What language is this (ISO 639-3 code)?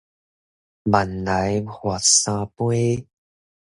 nan